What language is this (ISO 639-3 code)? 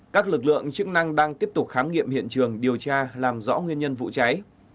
vie